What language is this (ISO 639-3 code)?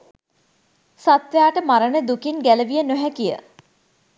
sin